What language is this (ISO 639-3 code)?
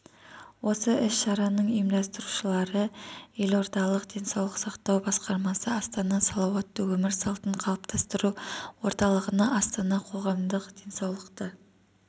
kaz